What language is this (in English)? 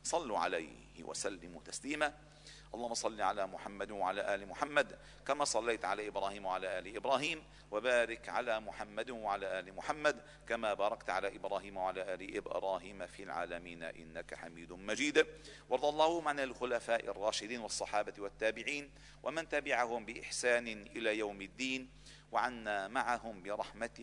Arabic